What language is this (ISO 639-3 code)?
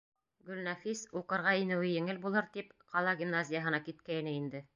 bak